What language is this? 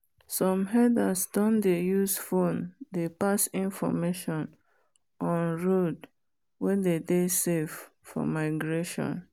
Nigerian Pidgin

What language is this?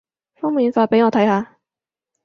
Cantonese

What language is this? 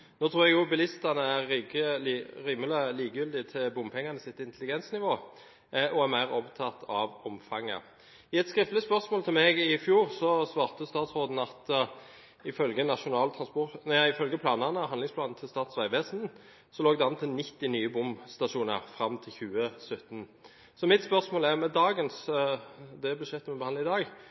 Norwegian Bokmål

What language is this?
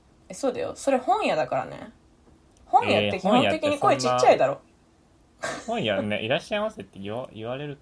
Japanese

